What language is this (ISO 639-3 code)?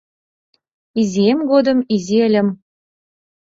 chm